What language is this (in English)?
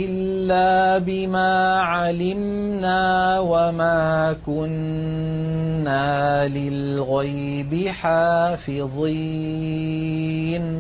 Arabic